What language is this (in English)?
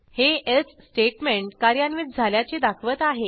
Marathi